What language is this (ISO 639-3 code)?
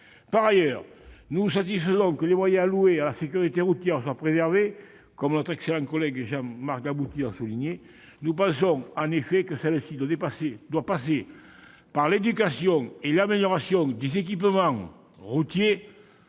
fra